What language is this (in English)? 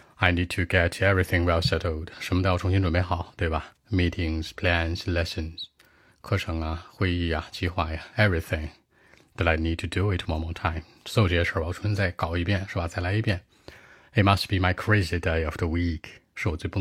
Chinese